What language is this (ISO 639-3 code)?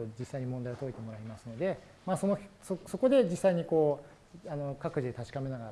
jpn